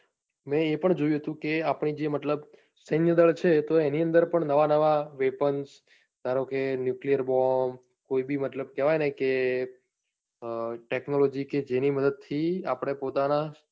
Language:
Gujarati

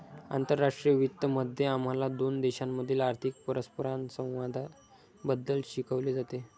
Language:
Marathi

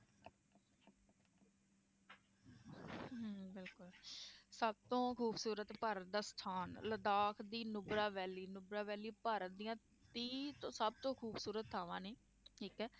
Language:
Punjabi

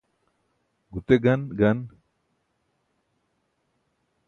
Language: Burushaski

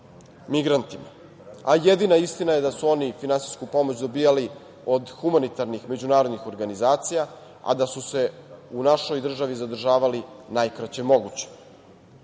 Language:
Serbian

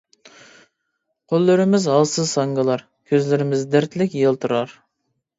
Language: Uyghur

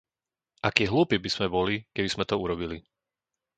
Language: Slovak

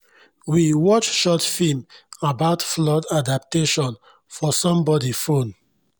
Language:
Nigerian Pidgin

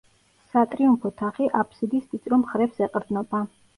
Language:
Georgian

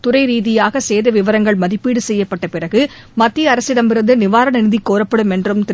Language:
Tamil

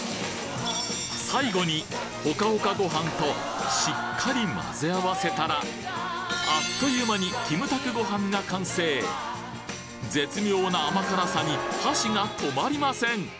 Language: Japanese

